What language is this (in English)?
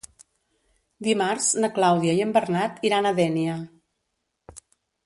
Catalan